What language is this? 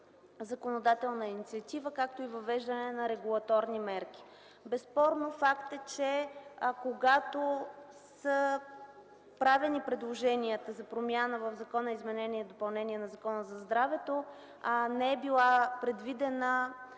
Bulgarian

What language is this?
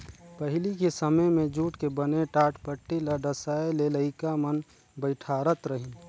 Chhattisgarhi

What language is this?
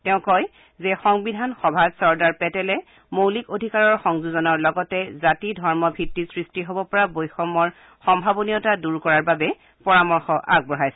Assamese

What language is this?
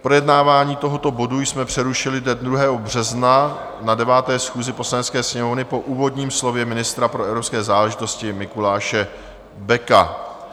Czech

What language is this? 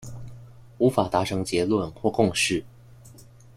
Chinese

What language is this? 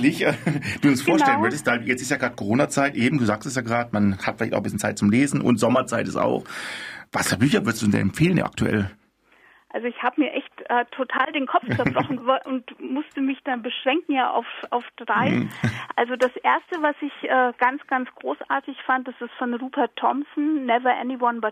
German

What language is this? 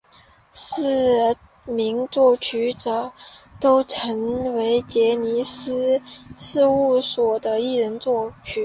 Chinese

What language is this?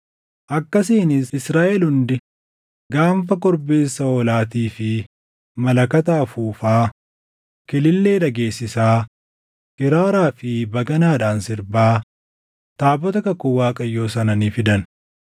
Oromo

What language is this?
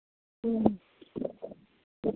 Maithili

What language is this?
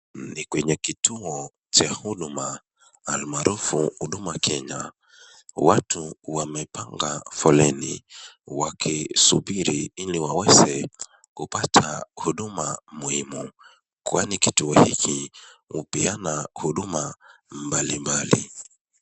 Swahili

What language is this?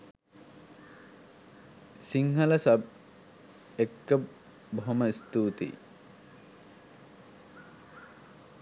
Sinhala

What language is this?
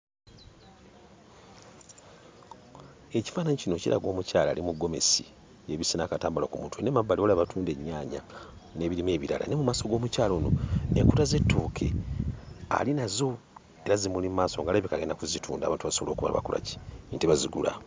Ganda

